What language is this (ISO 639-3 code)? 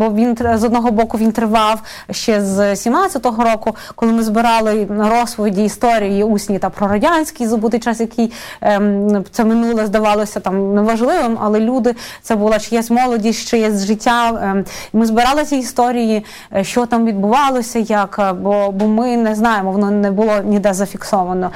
ukr